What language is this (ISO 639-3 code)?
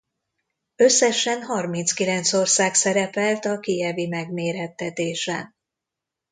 hun